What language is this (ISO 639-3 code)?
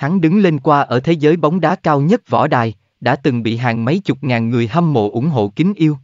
vie